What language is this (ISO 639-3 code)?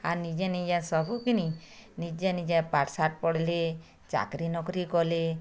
ori